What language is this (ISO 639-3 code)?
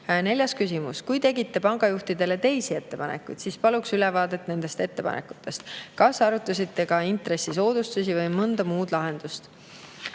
est